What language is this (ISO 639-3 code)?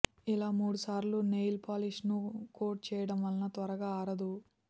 tel